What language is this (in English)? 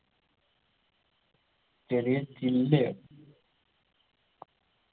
Malayalam